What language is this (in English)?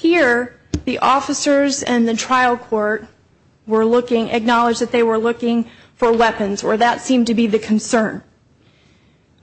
English